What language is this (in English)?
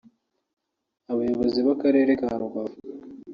Kinyarwanda